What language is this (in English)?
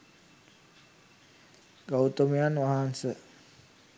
Sinhala